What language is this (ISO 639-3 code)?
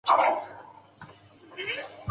zho